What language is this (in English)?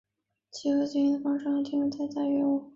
Chinese